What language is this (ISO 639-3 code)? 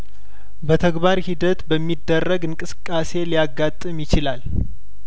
amh